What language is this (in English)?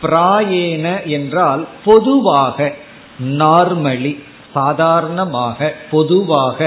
Tamil